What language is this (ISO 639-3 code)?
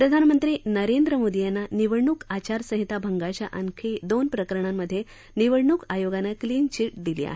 mar